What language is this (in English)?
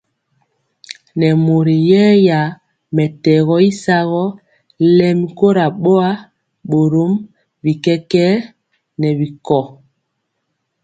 Mpiemo